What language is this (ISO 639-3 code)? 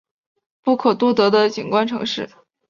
zho